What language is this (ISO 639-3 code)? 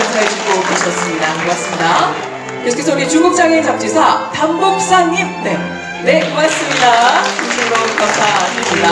kor